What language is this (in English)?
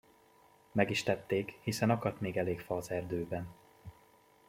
Hungarian